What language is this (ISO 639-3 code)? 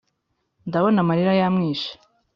kin